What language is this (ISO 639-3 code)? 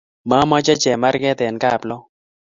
kln